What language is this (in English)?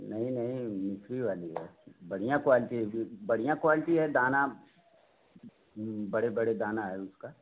Hindi